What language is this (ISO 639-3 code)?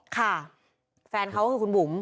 tha